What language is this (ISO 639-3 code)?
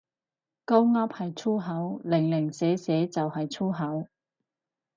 yue